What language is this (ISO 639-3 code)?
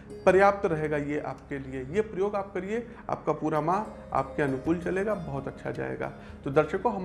hin